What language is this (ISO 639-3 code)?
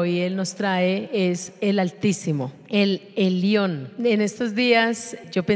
spa